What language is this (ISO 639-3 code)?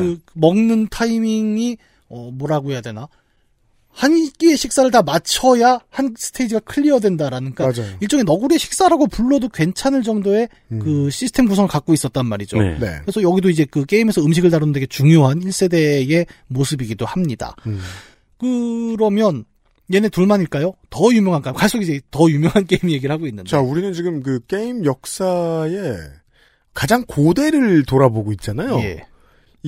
kor